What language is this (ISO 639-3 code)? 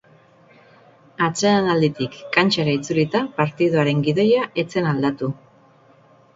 eus